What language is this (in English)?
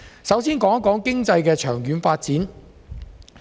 Cantonese